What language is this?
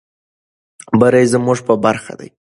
Pashto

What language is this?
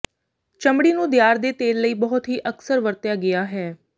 Punjabi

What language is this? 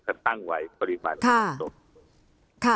Thai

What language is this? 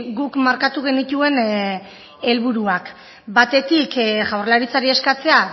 Basque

